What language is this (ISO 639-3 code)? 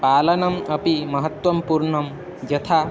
san